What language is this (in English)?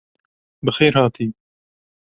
Kurdish